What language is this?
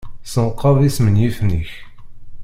Kabyle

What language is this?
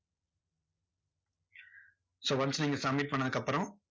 Tamil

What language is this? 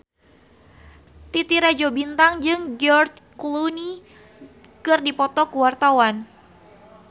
Sundanese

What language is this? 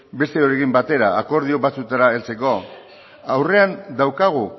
Basque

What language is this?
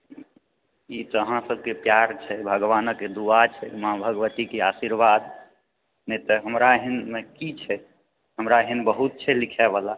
Maithili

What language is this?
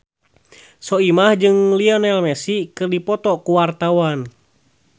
Sundanese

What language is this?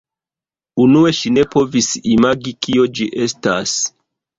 Esperanto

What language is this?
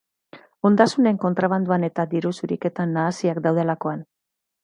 Basque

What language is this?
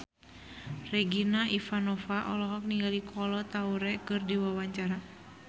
Sundanese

